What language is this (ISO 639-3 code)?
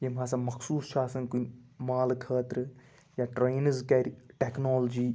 kas